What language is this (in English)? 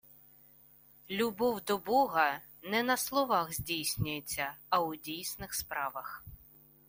Ukrainian